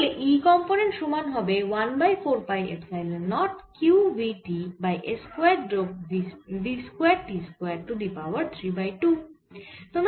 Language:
Bangla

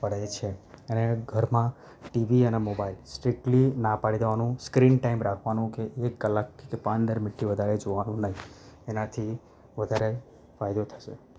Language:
Gujarati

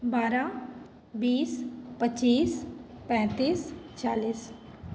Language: Maithili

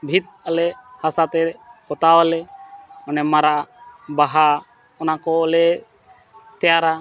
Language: Santali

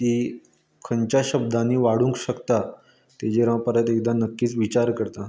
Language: Konkani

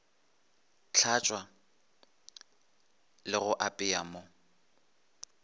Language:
Northern Sotho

